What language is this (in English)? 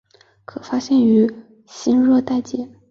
Chinese